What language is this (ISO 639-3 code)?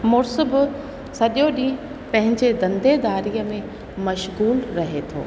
snd